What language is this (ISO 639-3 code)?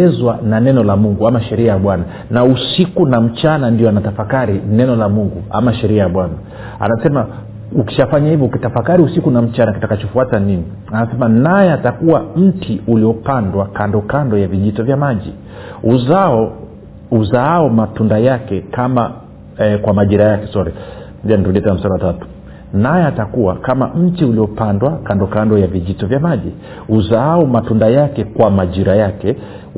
swa